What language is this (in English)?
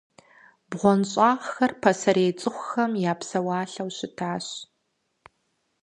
Kabardian